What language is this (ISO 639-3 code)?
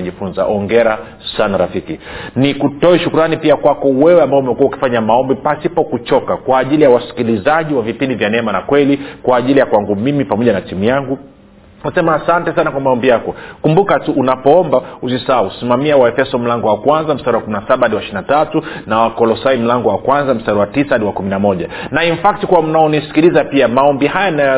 swa